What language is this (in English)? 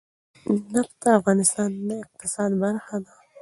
Pashto